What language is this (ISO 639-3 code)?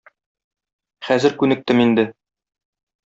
tat